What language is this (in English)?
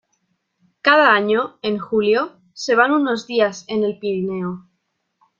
Spanish